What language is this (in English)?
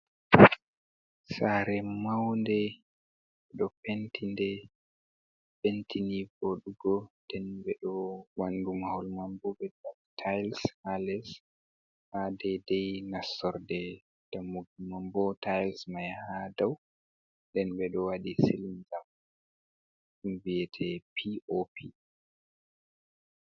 Fula